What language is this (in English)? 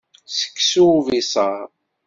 Kabyle